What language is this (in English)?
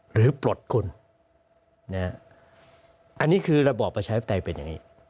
Thai